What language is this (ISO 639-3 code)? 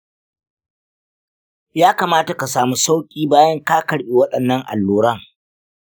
hau